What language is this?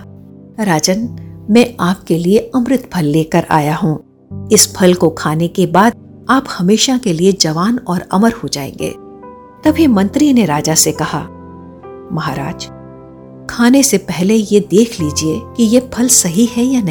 Hindi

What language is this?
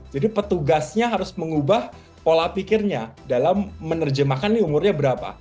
Indonesian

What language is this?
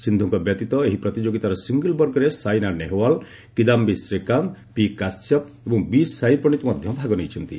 Odia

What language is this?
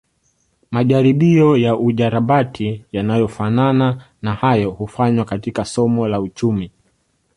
Swahili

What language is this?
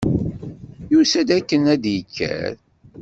Kabyle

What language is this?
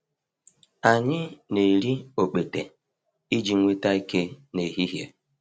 Igbo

